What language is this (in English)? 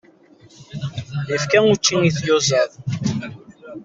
Kabyle